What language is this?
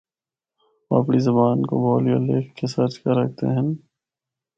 Northern Hindko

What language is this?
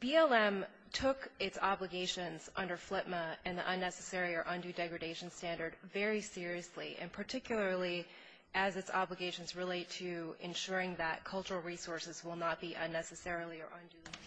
English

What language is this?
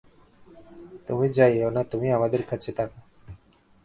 Bangla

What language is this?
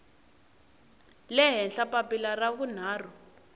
Tsonga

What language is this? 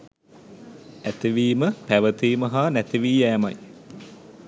Sinhala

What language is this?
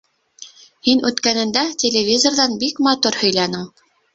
Bashkir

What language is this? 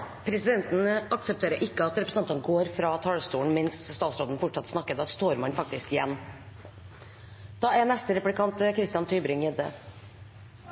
Norwegian Bokmål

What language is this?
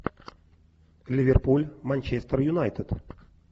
Russian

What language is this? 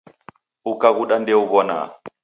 Taita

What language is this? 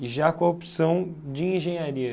Portuguese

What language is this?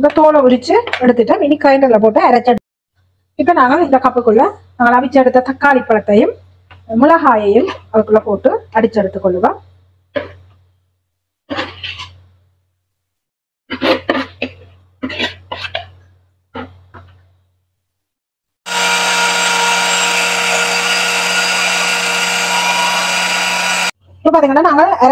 Arabic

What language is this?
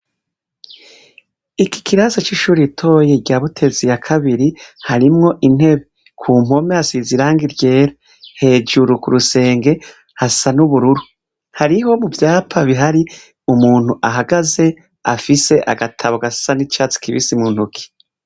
Rundi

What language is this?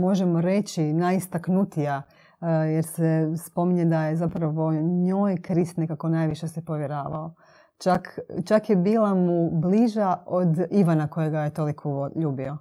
Croatian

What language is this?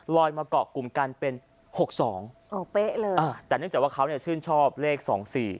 Thai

